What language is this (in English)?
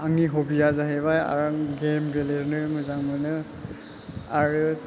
Bodo